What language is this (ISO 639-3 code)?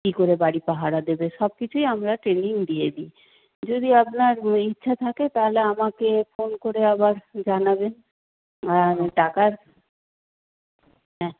ben